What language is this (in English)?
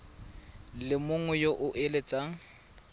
Tswana